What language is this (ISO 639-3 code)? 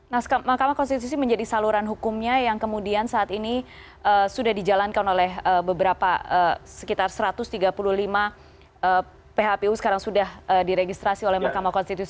ind